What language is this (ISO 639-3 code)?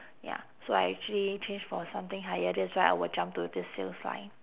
eng